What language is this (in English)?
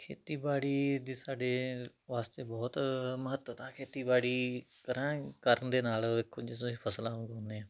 Punjabi